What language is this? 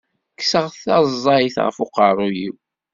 Kabyle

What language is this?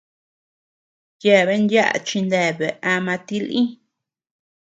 Tepeuxila Cuicatec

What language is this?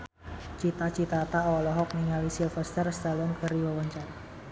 Sundanese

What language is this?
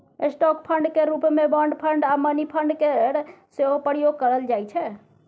Maithili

